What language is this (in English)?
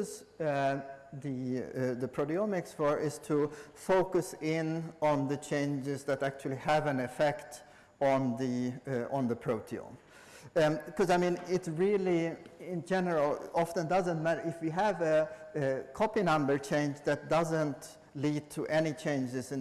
English